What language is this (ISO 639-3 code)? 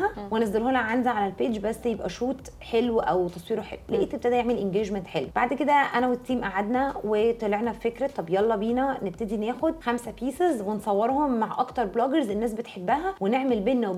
ara